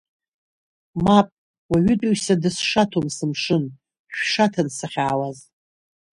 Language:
Abkhazian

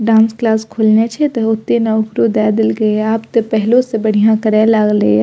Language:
Maithili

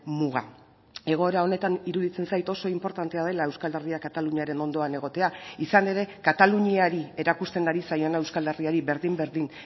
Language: Basque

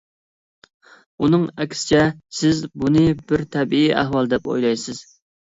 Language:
Uyghur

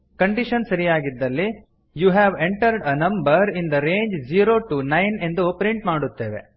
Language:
Kannada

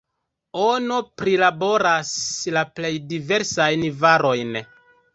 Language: Esperanto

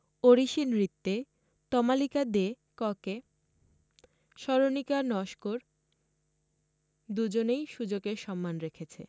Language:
Bangla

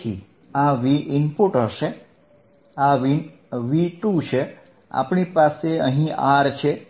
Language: Gujarati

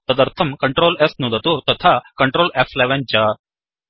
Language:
Sanskrit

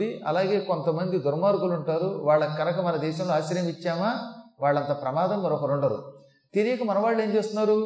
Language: Telugu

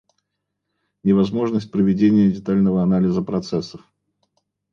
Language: Russian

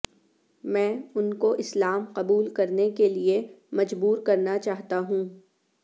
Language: Urdu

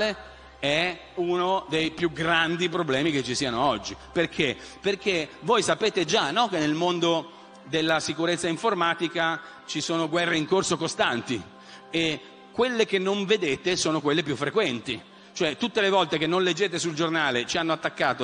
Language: Italian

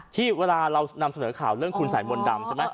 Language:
Thai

